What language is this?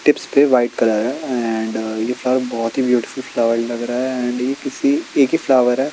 Hindi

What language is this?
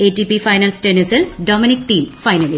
Malayalam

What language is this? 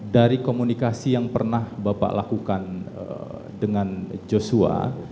Indonesian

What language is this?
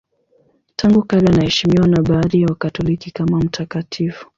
Swahili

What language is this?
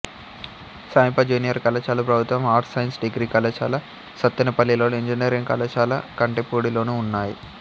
Telugu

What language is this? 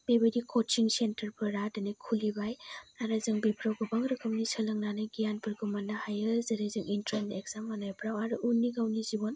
Bodo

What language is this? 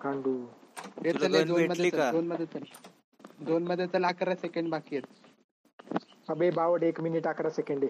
Marathi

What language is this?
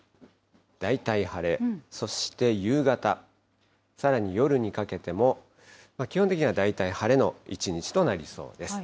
Japanese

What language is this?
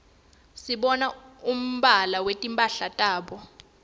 Swati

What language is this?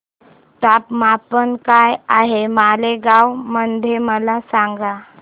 Marathi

